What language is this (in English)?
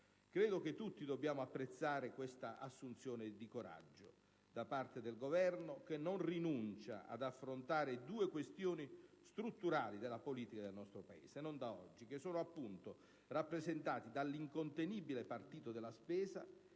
Italian